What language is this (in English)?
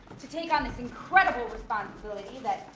English